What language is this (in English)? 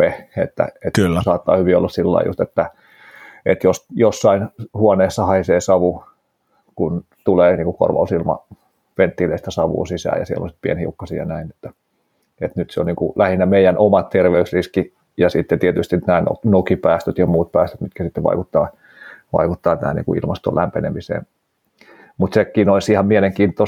Finnish